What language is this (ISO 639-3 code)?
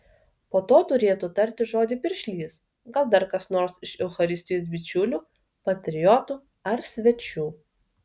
lit